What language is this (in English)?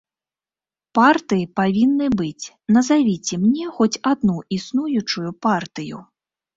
Belarusian